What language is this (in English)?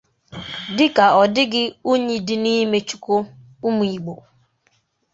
Igbo